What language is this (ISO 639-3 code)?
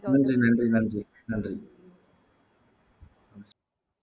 tam